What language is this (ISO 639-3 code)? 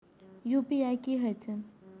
mai